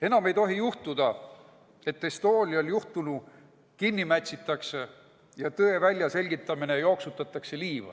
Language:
Estonian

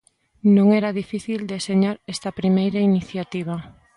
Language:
Galician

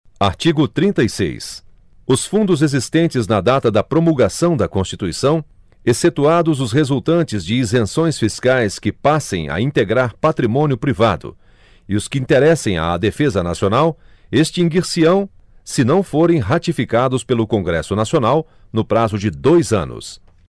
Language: Portuguese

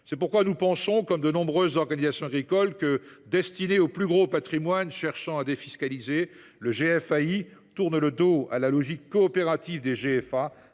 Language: French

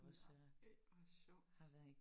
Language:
Danish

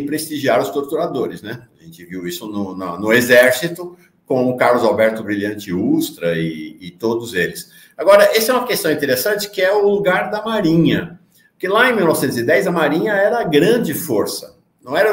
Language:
Portuguese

